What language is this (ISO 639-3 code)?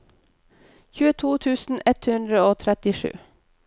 nor